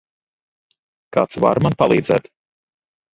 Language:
Latvian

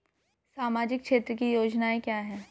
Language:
Hindi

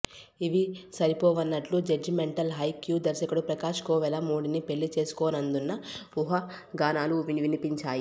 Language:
Telugu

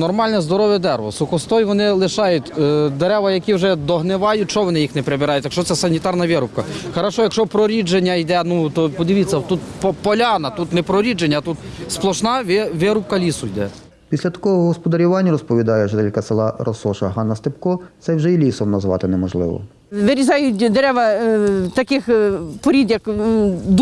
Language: Ukrainian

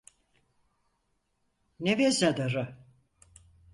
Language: Turkish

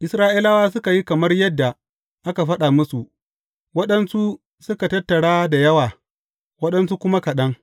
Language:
Hausa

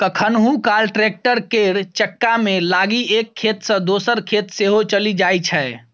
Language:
Maithili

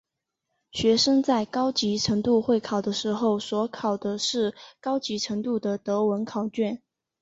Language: Chinese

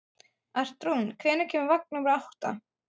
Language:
Icelandic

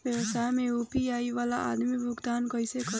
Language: Bhojpuri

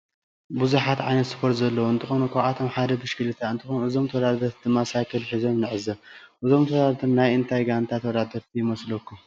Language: Tigrinya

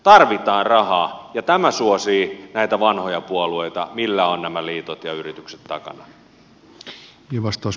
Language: Finnish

